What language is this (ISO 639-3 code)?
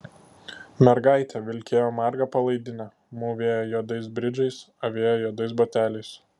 lit